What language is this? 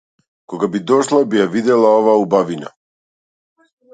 Macedonian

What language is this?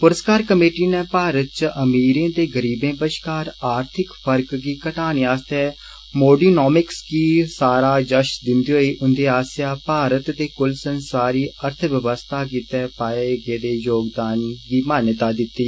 Dogri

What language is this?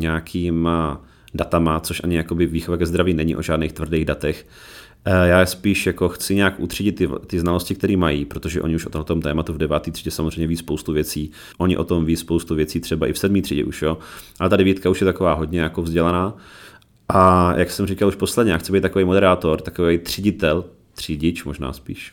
Czech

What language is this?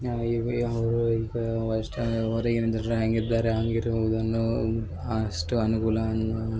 Kannada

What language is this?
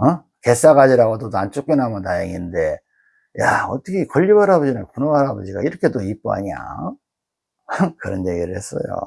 Korean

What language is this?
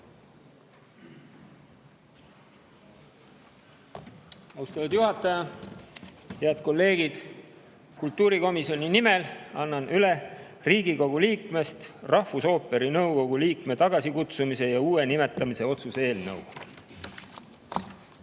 Estonian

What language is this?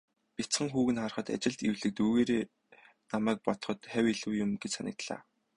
Mongolian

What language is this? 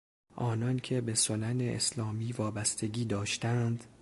Persian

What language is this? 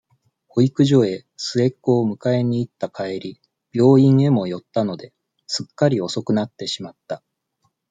Japanese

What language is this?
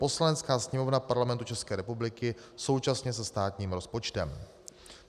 Czech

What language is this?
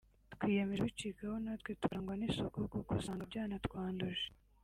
Kinyarwanda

